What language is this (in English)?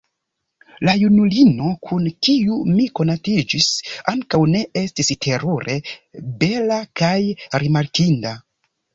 Esperanto